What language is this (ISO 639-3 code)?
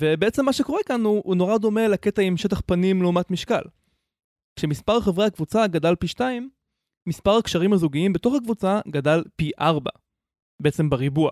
heb